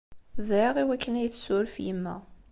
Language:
Kabyle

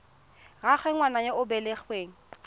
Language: Tswana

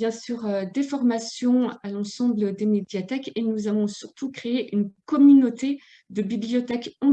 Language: French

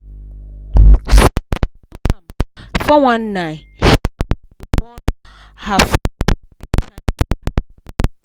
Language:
Nigerian Pidgin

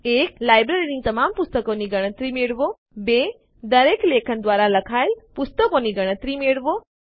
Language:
Gujarati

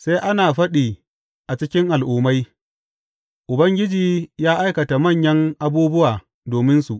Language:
Hausa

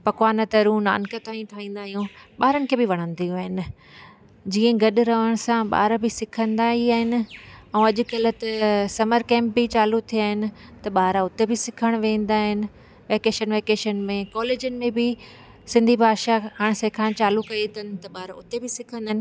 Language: Sindhi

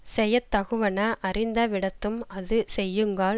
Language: Tamil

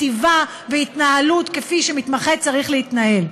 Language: Hebrew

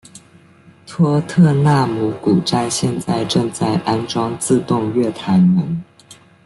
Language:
Chinese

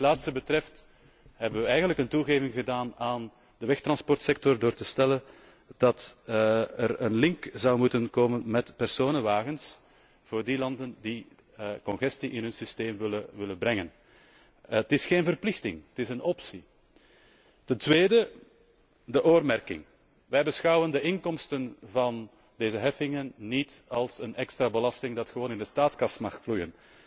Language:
Dutch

